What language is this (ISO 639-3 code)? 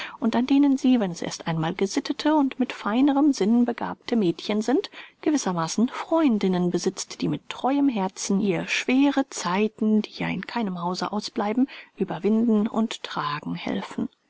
deu